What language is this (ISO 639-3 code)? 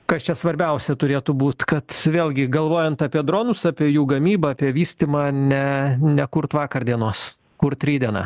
lit